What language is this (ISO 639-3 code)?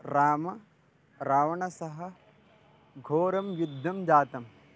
san